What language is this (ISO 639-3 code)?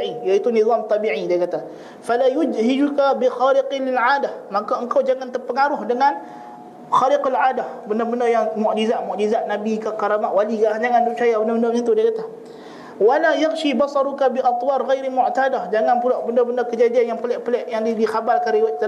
msa